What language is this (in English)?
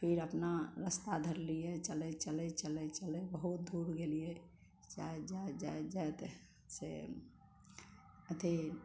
Maithili